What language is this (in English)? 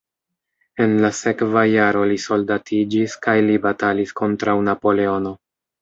Esperanto